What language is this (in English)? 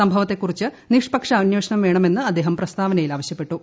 Malayalam